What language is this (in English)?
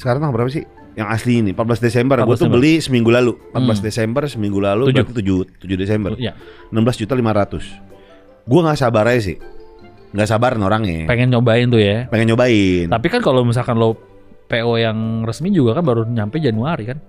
Indonesian